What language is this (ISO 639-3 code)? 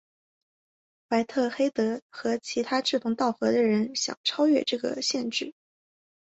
zho